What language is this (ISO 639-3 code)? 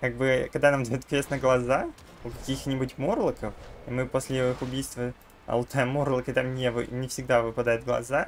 rus